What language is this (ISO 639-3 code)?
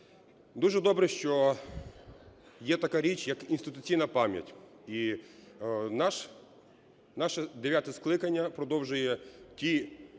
ukr